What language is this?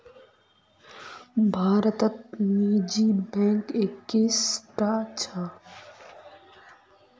Magahi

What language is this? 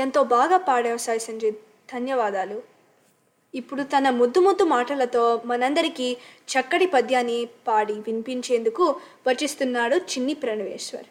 Telugu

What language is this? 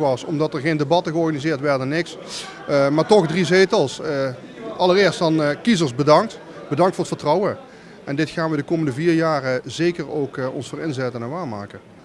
Dutch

